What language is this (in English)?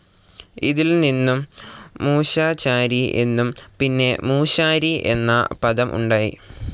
Malayalam